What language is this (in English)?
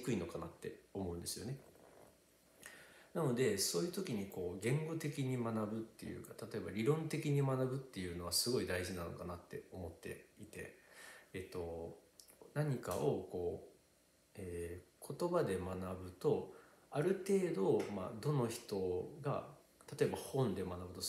Japanese